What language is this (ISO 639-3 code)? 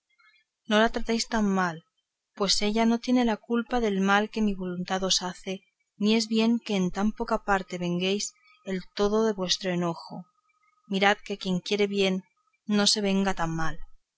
spa